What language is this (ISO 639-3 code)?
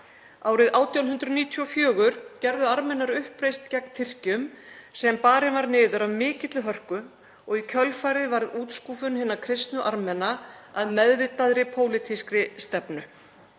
isl